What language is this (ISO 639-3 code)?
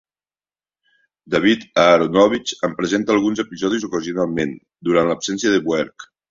cat